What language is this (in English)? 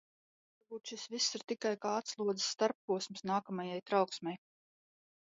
Latvian